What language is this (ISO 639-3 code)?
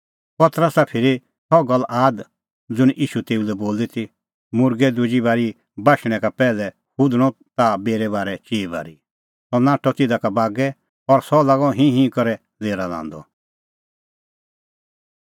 kfx